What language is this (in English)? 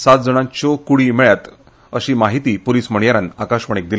Konkani